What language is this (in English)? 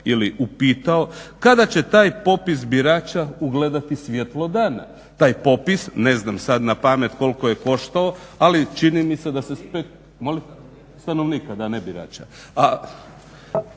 Croatian